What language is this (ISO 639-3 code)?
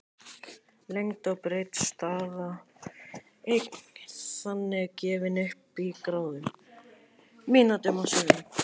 isl